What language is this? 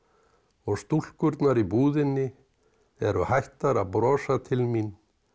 Icelandic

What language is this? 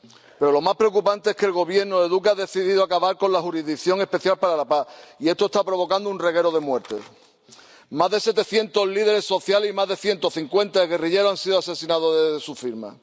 Spanish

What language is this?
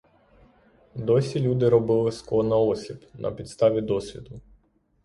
Ukrainian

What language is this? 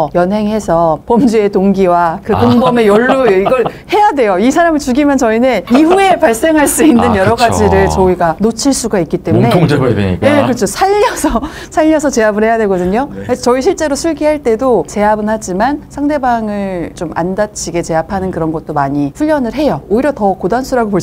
Korean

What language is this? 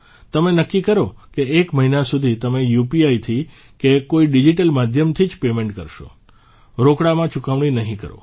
Gujarati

